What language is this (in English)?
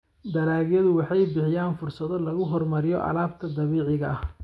Somali